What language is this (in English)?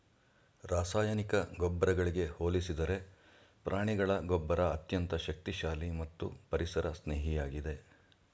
Kannada